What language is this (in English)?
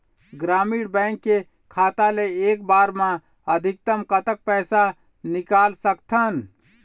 Chhattisgarhi